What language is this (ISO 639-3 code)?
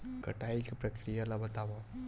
hne